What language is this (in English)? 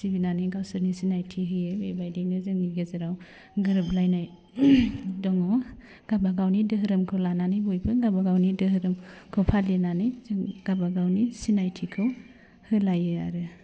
Bodo